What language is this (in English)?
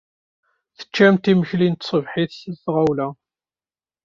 Kabyle